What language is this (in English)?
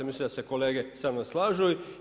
Croatian